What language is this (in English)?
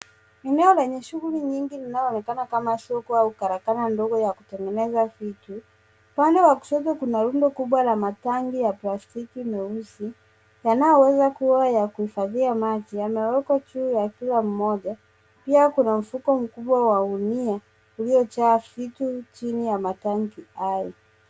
Swahili